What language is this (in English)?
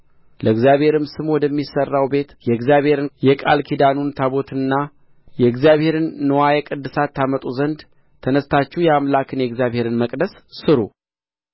Amharic